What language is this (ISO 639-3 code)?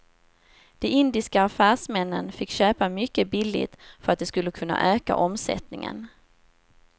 swe